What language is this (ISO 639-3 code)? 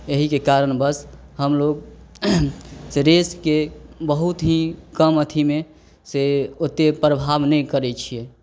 mai